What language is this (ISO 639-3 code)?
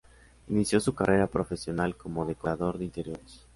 spa